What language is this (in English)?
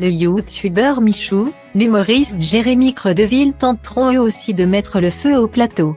French